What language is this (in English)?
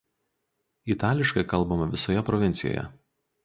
Lithuanian